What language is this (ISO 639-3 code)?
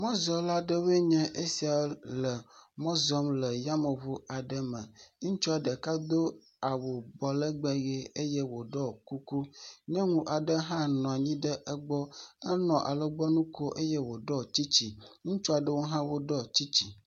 ewe